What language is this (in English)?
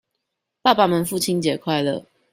Chinese